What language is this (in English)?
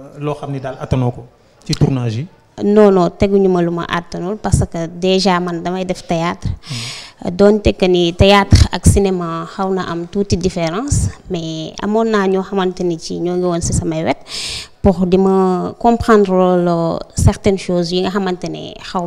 French